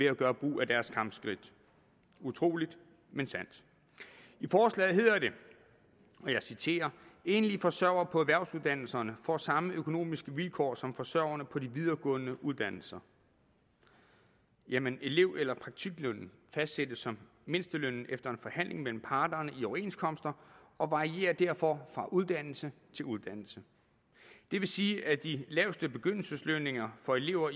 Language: Danish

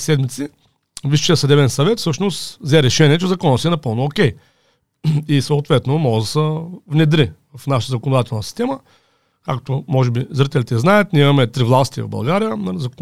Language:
Bulgarian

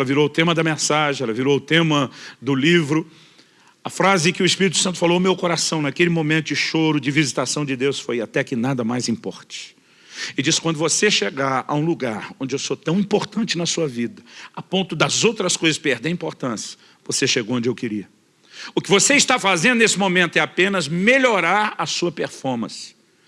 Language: Portuguese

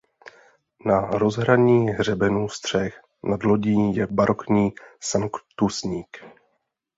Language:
Czech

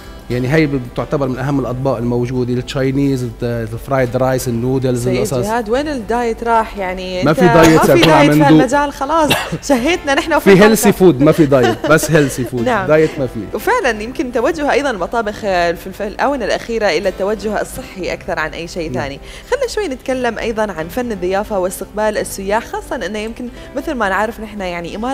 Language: Arabic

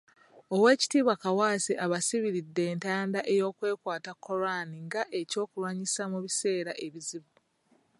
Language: Ganda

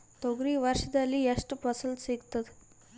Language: Kannada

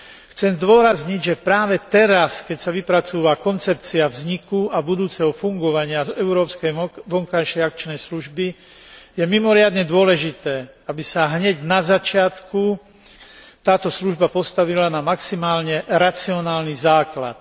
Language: Slovak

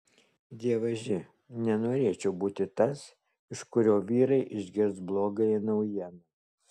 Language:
Lithuanian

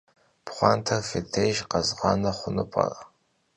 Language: Kabardian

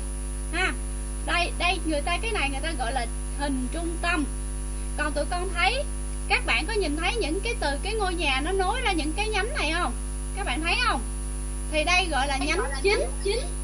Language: Vietnamese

